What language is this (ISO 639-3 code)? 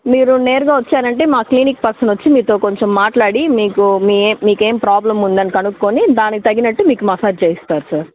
tel